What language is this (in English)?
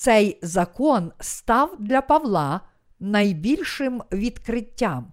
Ukrainian